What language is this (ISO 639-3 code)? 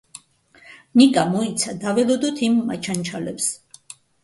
kat